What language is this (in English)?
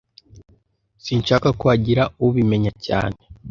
Kinyarwanda